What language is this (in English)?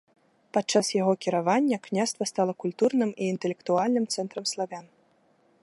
Belarusian